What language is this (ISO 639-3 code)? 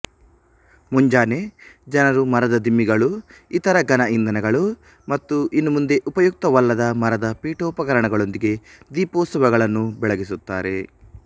kan